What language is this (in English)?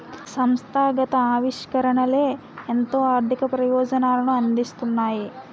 Telugu